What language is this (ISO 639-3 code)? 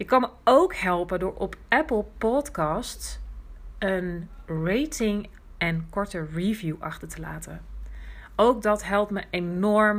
nld